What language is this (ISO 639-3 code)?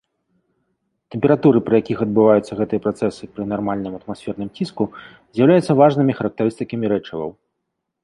bel